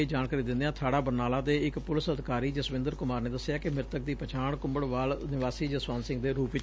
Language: Punjabi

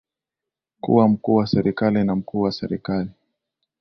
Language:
Swahili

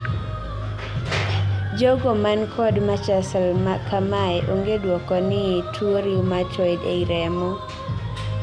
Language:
Luo (Kenya and Tanzania)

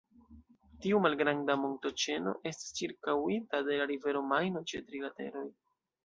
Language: Esperanto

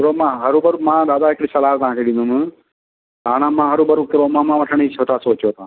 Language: Sindhi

